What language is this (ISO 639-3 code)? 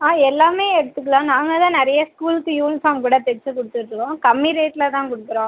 tam